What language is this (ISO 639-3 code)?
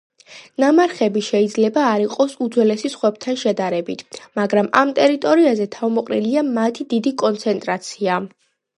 kat